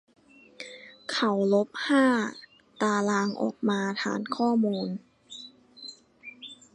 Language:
Thai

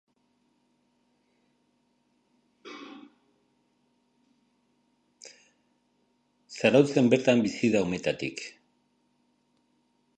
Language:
Basque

